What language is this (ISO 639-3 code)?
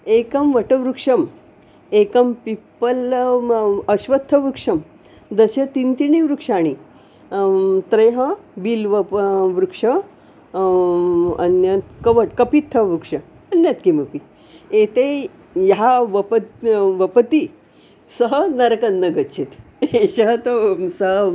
san